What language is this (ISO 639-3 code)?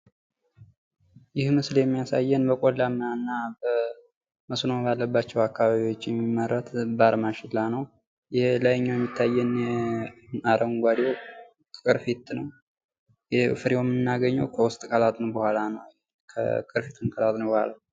amh